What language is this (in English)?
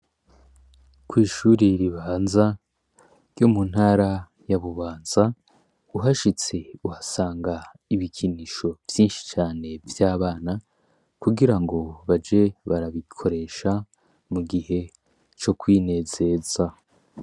Rundi